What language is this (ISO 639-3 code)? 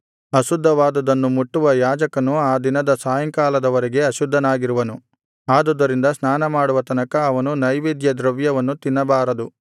kan